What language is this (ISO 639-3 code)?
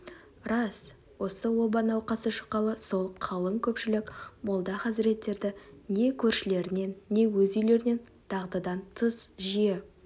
kaz